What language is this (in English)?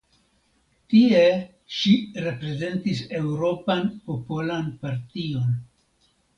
Esperanto